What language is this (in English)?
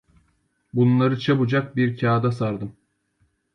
Turkish